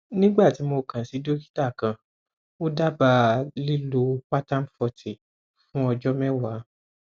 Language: Yoruba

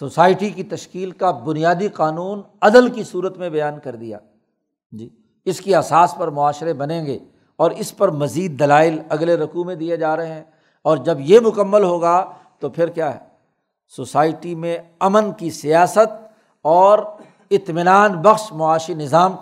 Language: Urdu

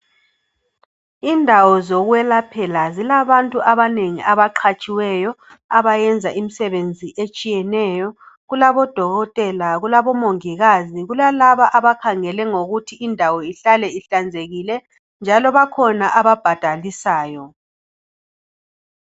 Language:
North Ndebele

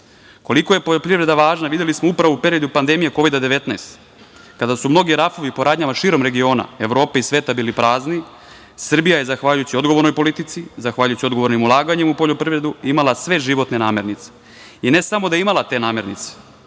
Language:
Serbian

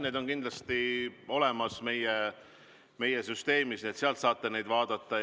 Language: Estonian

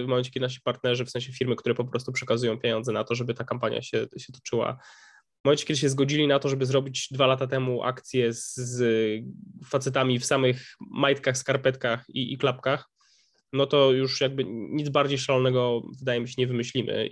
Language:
Polish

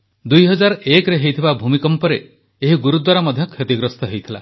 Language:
Odia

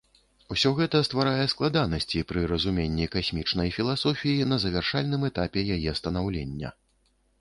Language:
Belarusian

